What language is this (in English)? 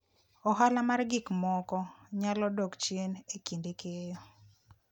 Luo (Kenya and Tanzania)